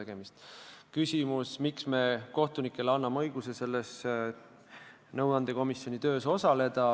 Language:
Estonian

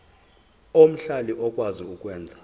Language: Zulu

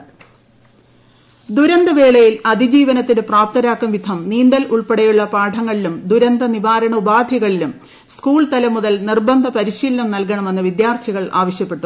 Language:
Malayalam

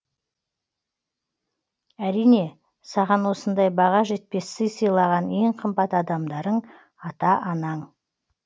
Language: Kazakh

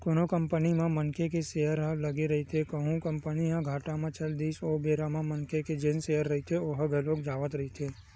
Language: Chhattisgarhi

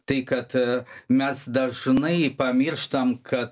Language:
Lithuanian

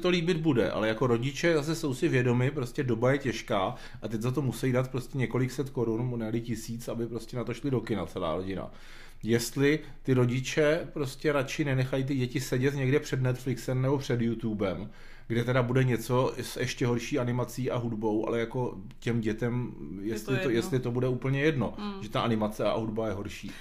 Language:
Czech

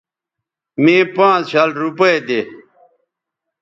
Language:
Bateri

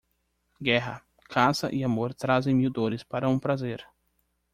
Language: Portuguese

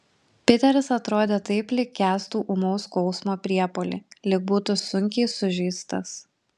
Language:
Lithuanian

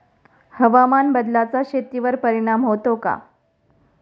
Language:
Marathi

